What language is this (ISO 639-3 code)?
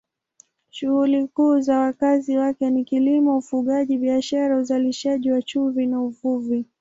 swa